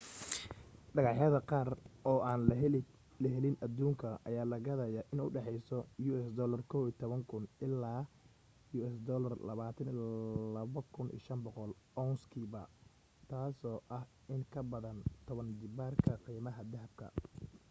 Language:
Somali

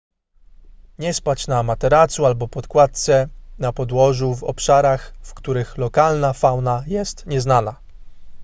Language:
Polish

